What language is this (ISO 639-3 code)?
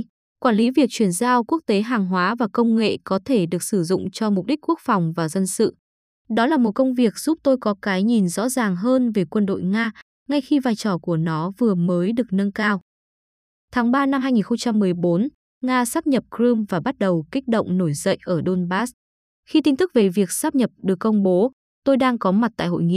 vie